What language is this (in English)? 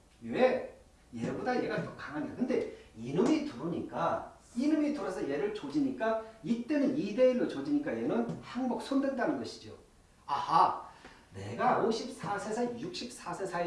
Korean